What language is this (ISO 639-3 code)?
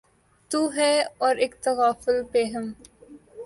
urd